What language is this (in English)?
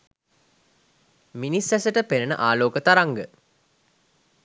Sinhala